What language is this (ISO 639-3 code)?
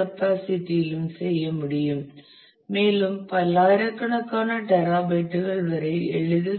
tam